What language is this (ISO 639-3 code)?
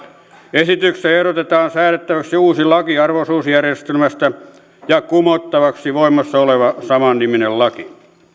fin